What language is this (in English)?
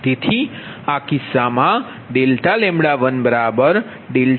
Gujarati